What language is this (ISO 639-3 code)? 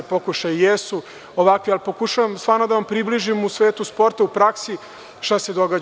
srp